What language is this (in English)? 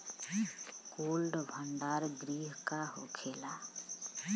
Bhojpuri